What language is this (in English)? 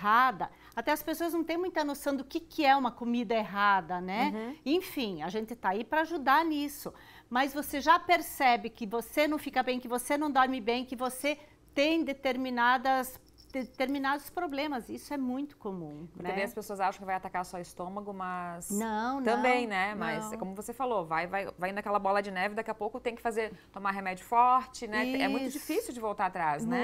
Portuguese